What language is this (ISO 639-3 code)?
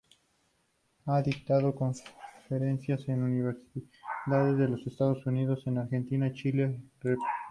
spa